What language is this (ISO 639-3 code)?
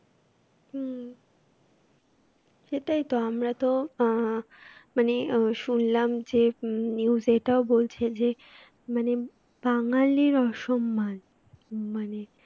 ben